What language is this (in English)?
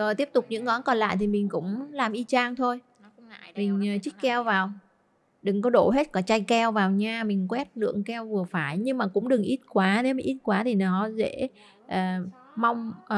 Vietnamese